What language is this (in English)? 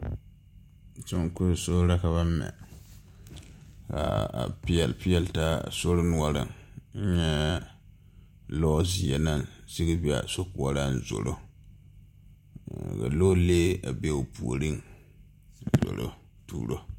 Southern Dagaare